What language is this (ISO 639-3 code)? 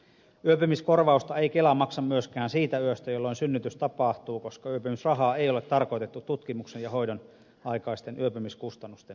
fin